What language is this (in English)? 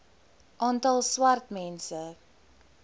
Afrikaans